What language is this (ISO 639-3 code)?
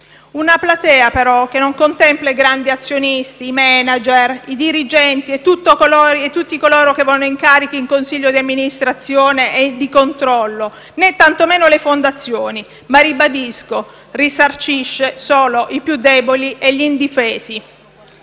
ita